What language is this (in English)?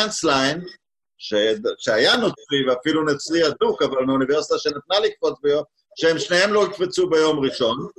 Hebrew